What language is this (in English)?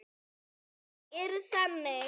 Icelandic